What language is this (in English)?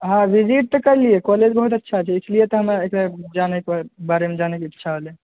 Maithili